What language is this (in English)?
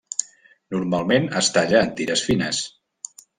Catalan